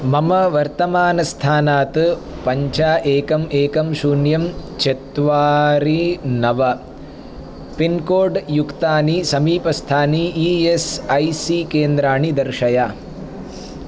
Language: Sanskrit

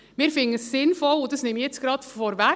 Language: Swiss German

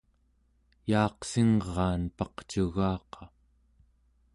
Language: Central Yupik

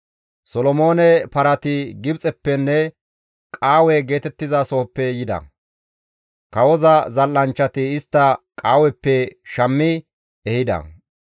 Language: Gamo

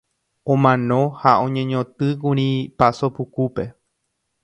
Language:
Guarani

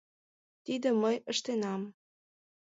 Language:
Mari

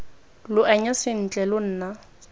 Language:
Tswana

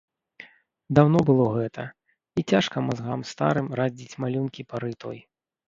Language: Belarusian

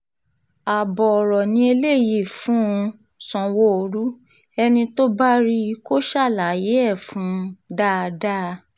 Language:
Yoruba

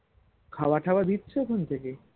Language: Bangla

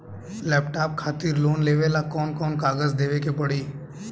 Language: Bhojpuri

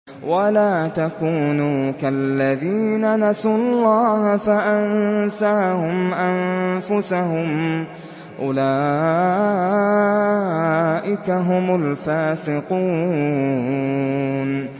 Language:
Arabic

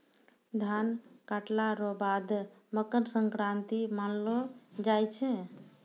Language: Maithili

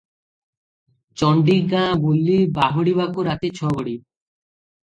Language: Odia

